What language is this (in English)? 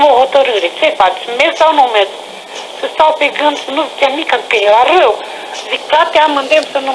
Romanian